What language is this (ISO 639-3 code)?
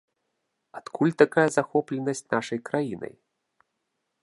bel